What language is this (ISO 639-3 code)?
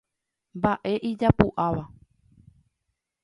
grn